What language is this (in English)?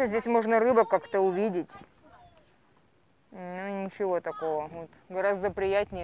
Russian